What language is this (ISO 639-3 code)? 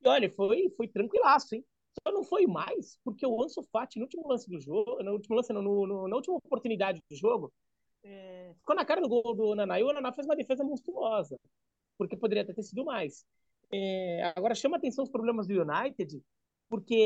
por